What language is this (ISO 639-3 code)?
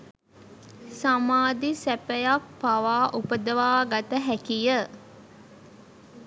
sin